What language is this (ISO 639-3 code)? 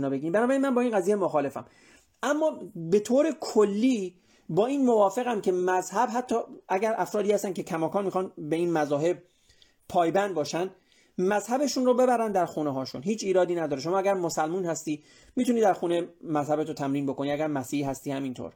fas